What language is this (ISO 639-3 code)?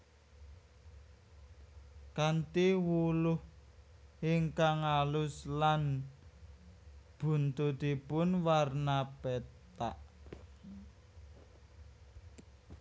jav